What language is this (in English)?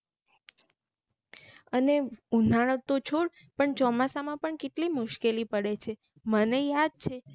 Gujarati